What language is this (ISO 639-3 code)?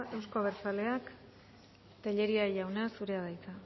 eus